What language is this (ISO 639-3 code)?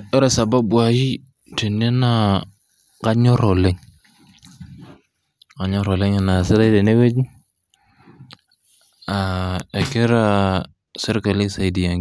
mas